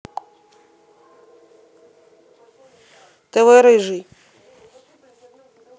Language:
Russian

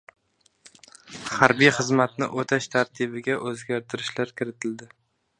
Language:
Uzbek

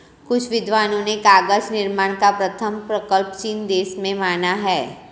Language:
Hindi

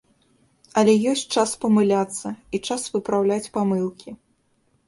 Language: Belarusian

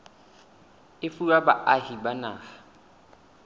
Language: Southern Sotho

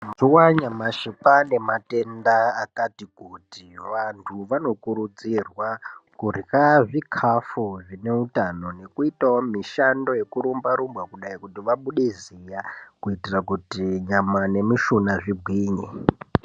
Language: Ndau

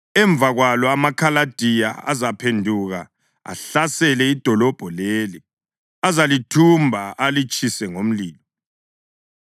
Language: North Ndebele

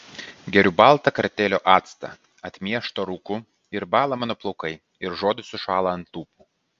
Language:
Lithuanian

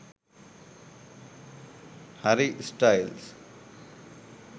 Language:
Sinhala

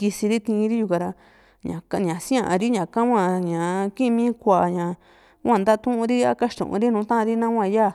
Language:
Juxtlahuaca Mixtec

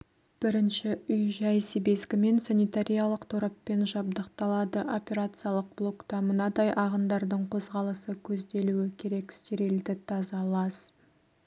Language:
Kazakh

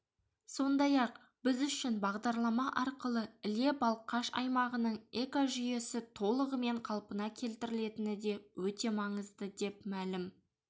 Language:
Kazakh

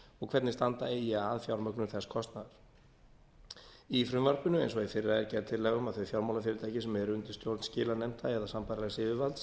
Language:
Icelandic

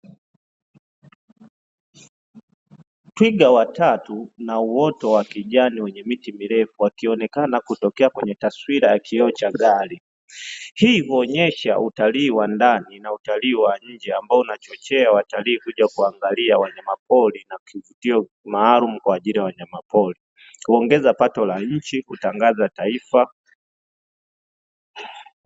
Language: Swahili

